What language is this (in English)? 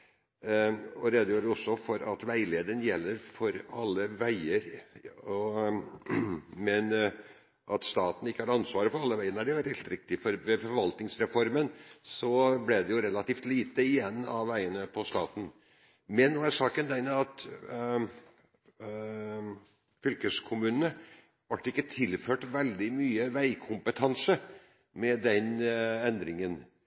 Norwegian Bokmål